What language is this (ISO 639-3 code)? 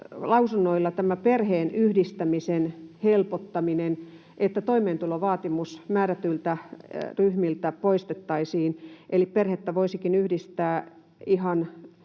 fin